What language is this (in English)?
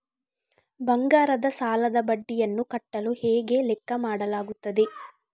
Kannada